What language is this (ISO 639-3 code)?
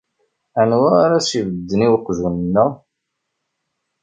kab